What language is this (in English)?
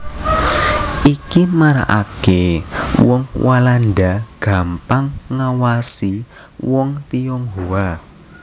Javanese